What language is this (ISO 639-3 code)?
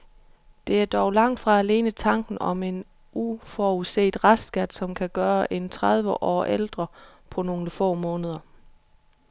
dan